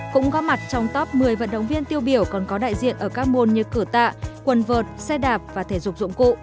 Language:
Vietnamese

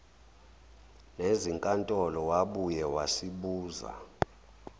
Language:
Zulu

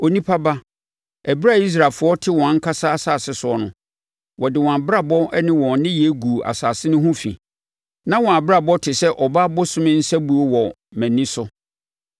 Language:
Akan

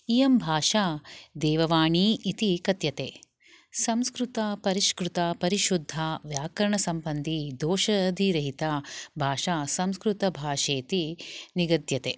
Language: Sanskrit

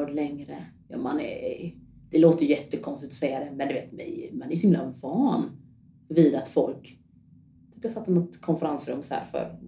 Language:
Swedish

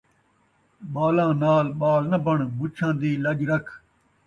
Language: Saraiki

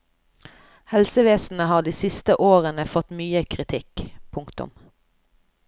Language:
Norwegian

